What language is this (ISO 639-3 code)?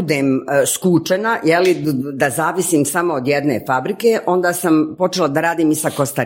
hrv